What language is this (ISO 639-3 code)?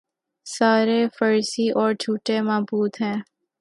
urd